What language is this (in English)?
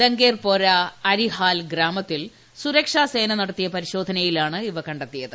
Malayalam